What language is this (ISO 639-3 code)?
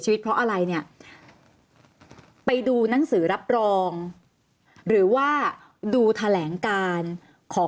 tha